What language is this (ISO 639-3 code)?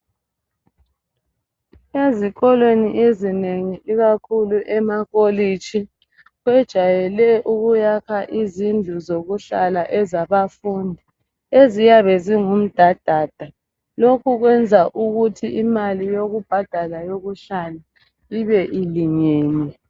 nde